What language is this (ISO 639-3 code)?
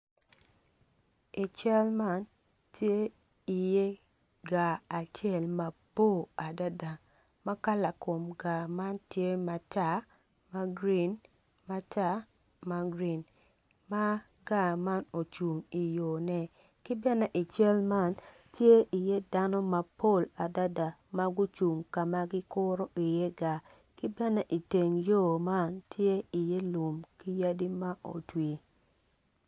ach